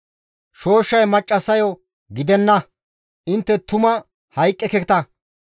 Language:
Gamo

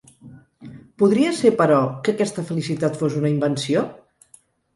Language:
Catalan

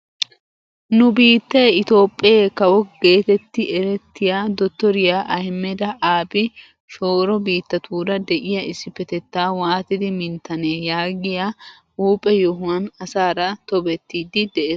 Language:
Wolaytta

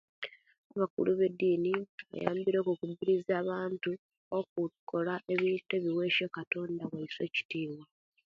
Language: Kenyi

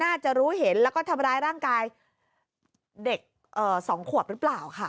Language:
Thai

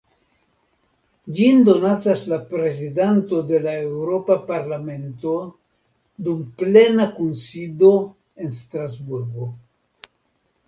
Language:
Esperanto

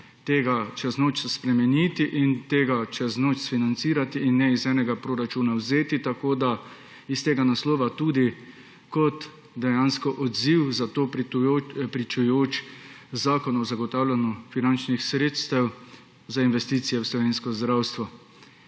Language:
Slovenian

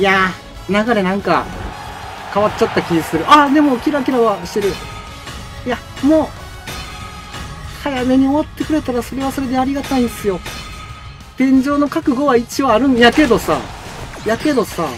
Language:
Japanese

